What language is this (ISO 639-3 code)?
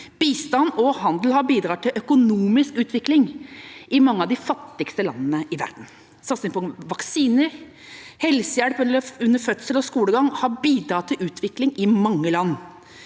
nor